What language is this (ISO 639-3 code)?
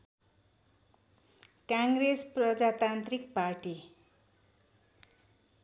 nep